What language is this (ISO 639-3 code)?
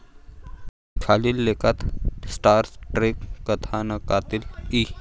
mar